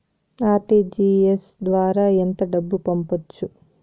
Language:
Telugu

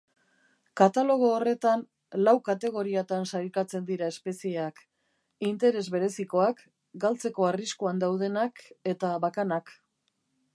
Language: Basque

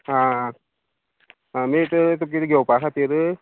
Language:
Konkani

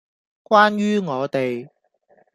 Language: Cantonese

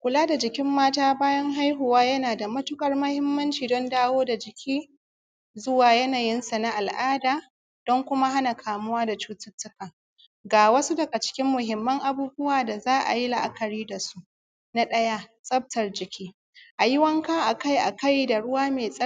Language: Hausa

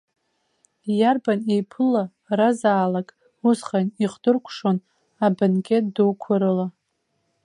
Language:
Abkhazian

